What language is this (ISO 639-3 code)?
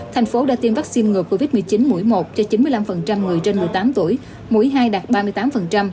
vie